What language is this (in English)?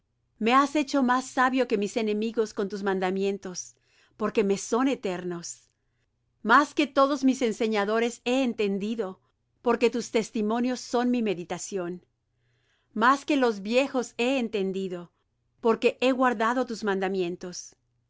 Spanish